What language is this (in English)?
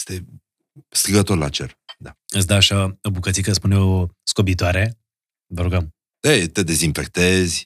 Romanian